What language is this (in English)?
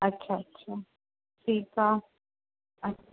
Sindhi